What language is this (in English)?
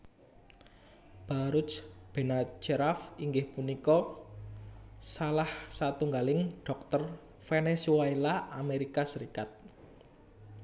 Javanese